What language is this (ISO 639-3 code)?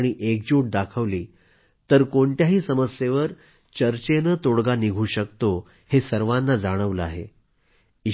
mar